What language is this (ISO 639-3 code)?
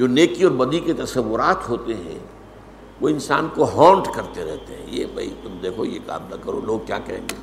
urd